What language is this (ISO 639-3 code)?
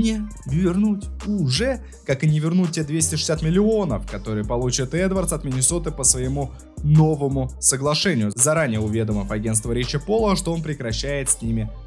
rus